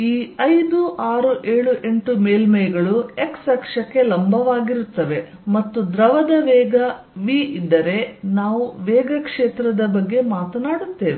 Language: Kannada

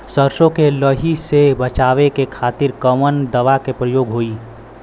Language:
Bhojpuri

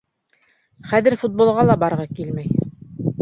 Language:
Bashkir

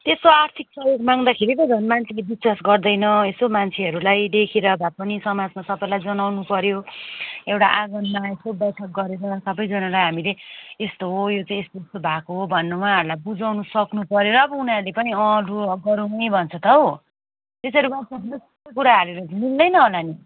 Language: Nepali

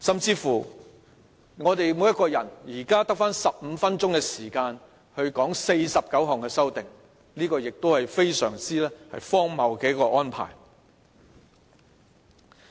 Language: Cantonese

